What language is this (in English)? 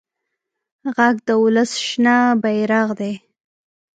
Pashto